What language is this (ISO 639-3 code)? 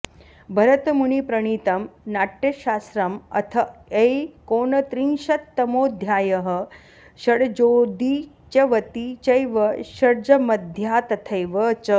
san